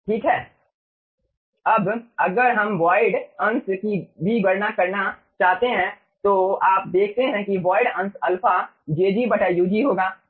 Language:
Hindi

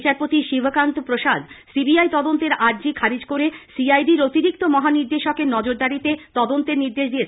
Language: Bangla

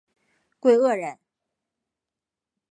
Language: Chinese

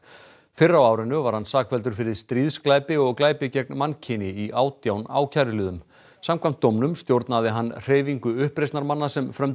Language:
Icelandic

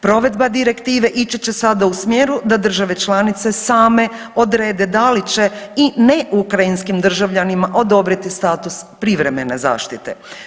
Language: Croatian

